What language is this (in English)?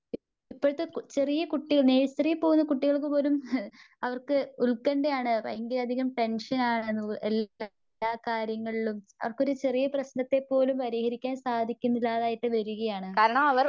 Malayalam